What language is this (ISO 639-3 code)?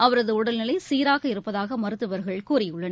tam